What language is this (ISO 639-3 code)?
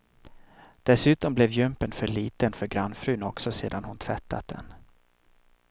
swe